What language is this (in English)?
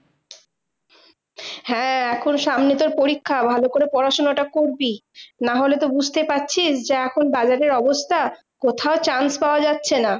Bangla